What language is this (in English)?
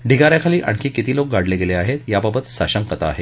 Marathi